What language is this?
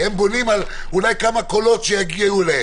Hebrew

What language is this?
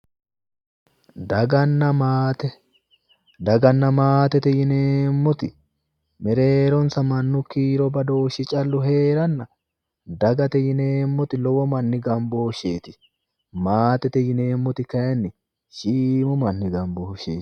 Sidamo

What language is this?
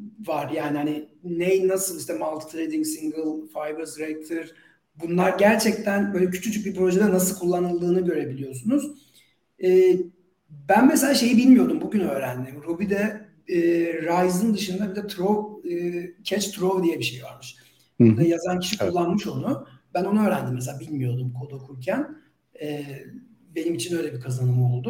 Turkish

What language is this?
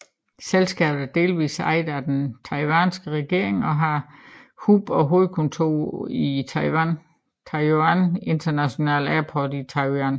Danish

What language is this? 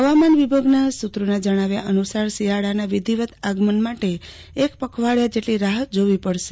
Gujarati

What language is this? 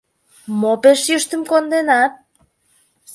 Mari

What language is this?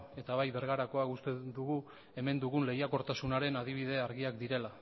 Basque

